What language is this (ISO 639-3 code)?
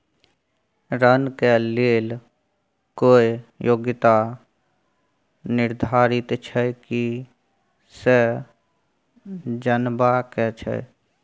mai